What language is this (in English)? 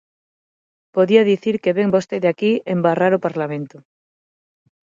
Galician